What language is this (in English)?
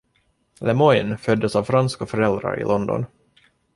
Swedish